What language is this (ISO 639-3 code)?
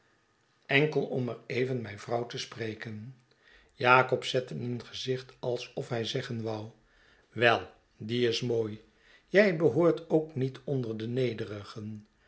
nld